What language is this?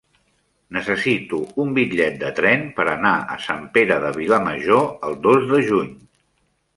Catalan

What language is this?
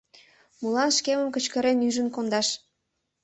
Mari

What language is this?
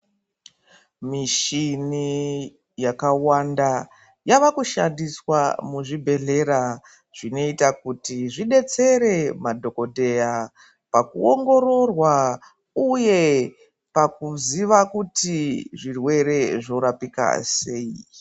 Ndau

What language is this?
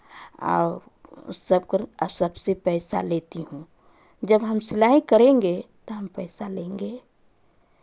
Hindi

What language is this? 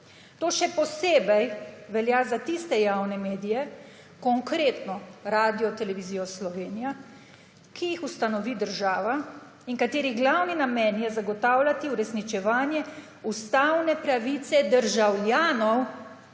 Slovenian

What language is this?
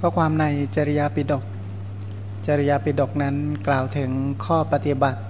Thai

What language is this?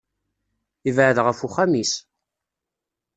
Kabyle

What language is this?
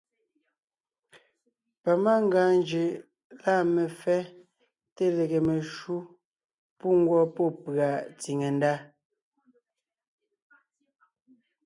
Ngiemboon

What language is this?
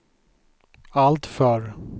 Swedish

